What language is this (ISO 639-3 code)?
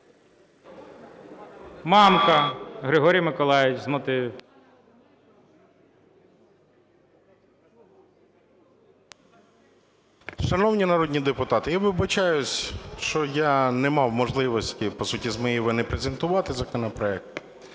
ukr